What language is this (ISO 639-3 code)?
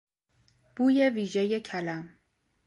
fas